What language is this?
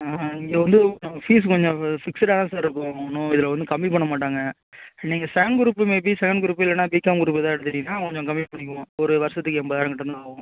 Tamil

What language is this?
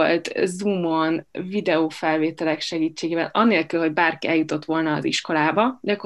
Hungarian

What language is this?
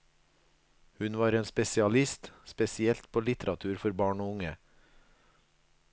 Norwegian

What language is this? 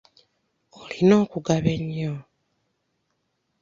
Ganda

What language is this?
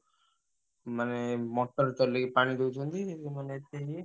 Odia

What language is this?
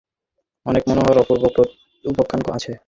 Bangla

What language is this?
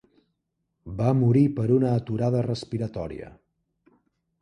Catalan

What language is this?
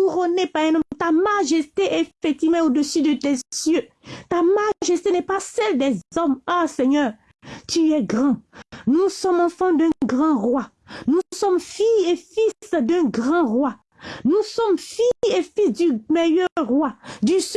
French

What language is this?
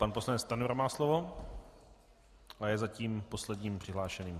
Czech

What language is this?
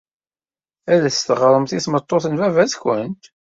Kabyle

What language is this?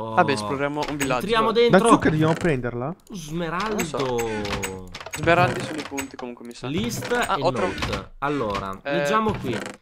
Italian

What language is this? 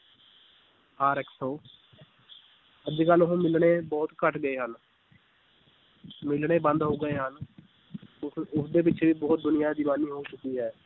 Punjabi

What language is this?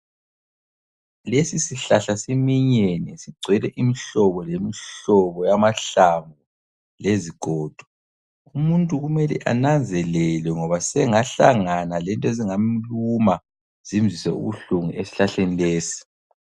North Ndebele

